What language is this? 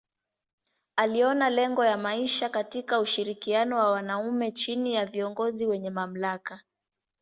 Swahili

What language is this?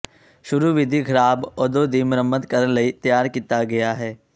Punjabi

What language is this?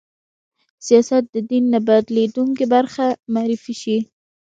Pashto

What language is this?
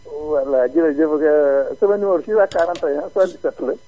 Wolof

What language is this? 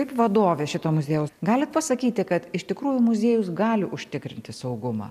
Lithuanian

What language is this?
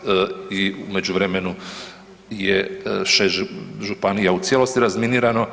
Croatian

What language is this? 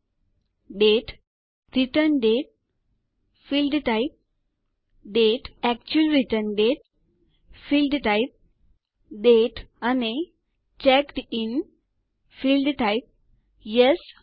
Gujarati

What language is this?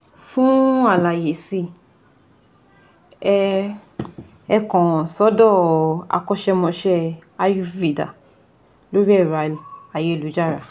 Yoruba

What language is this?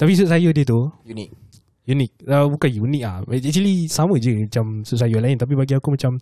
Malay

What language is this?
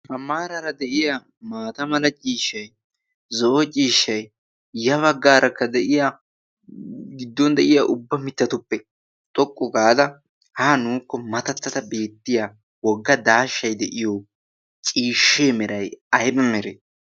Wolaytta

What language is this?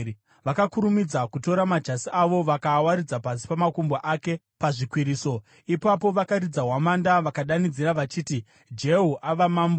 Shona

